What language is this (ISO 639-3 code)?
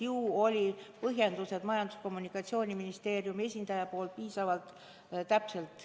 est